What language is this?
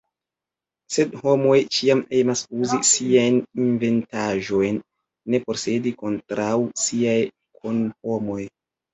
Esperanto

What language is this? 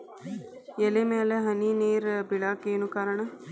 Kannada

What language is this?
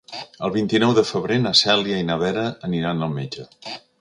Catalan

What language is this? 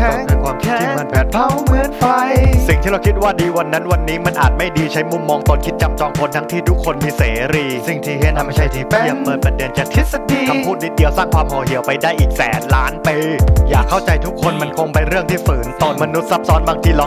Thai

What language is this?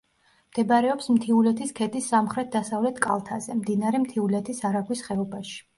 Georgian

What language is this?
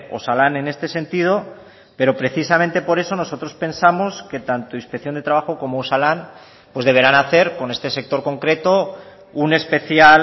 Spanish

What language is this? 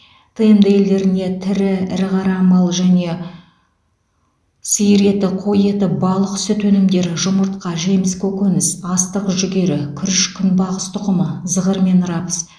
Kazakh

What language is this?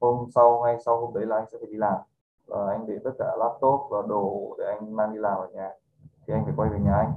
Vietnamese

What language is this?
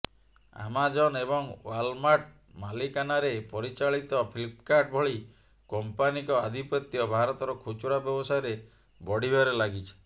Odia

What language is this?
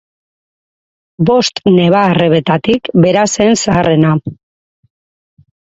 Basque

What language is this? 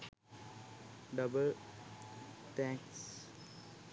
Sinhala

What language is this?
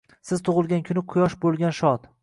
Uzbek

